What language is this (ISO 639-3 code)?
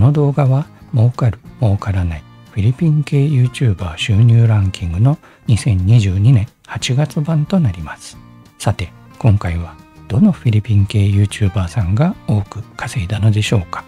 jpn